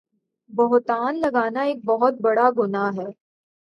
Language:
Urdu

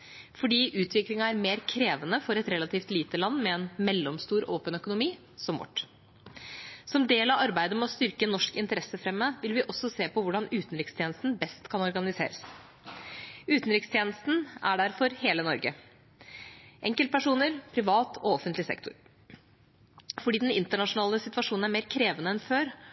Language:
Norwegian Bokmål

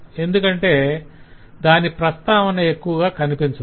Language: Telugu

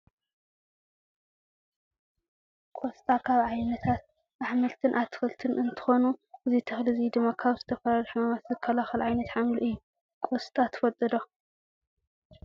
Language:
Tigrinya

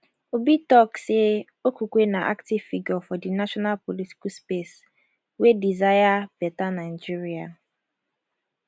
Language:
Nigerian Pidgin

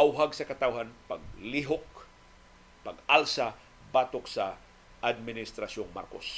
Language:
Filipino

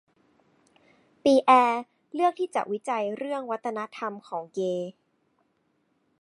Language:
Thai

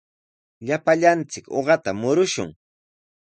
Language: Sihuas Ancash Quechua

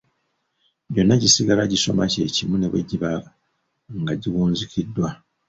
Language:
Ganda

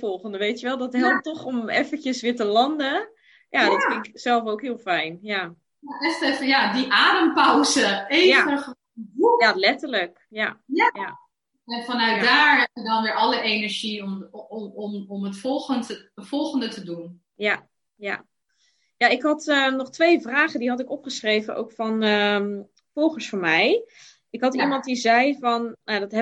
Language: Dutch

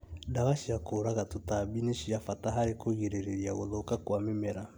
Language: Kikuyu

